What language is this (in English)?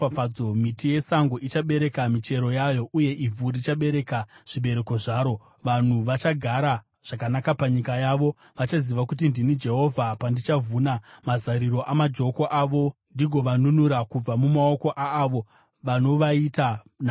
Shona